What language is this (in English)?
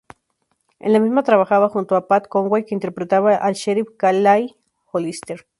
Spanish